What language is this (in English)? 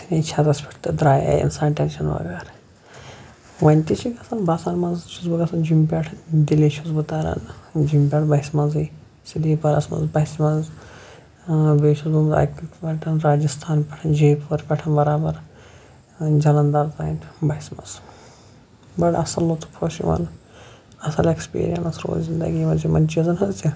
Kashmiri